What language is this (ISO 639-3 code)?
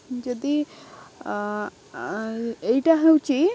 ori